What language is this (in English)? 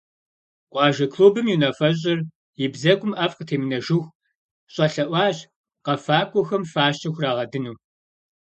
Kabardian